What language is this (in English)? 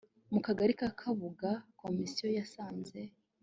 Kinyarwanda